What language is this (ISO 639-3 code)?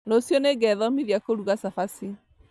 kik